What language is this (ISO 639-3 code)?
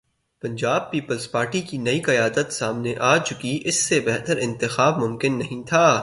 urd